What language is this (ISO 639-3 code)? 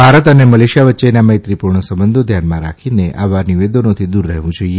guj